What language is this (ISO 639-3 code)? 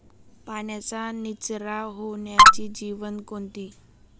mar